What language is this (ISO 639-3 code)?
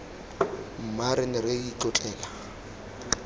tsn